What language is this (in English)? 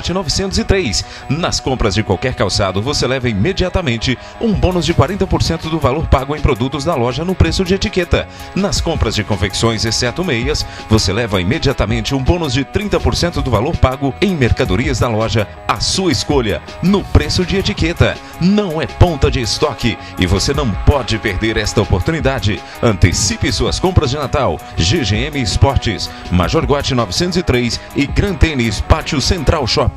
Portuguese